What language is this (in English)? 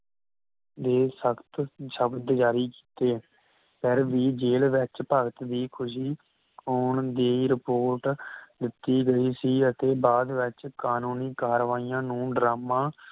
Punjabi